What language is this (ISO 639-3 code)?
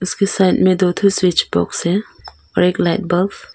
hin